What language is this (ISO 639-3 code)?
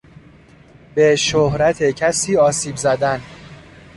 fas